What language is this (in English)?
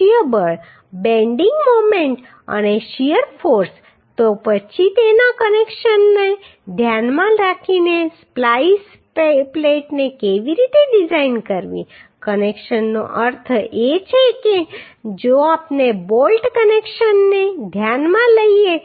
Gujarati